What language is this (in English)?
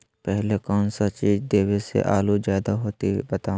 Magahi